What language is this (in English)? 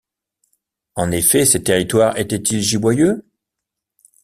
French